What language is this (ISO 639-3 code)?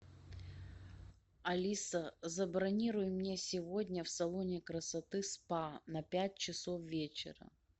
rus